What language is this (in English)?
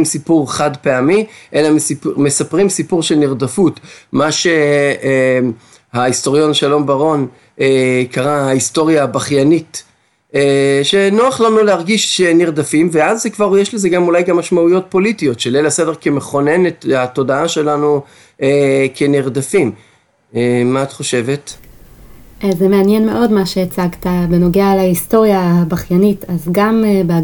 Hebrew